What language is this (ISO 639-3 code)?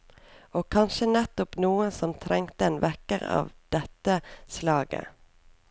nor